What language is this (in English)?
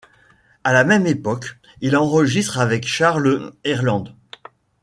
French